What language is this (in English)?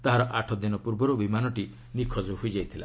Odia